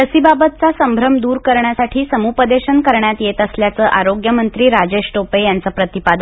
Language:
Marathi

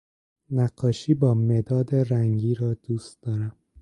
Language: Persian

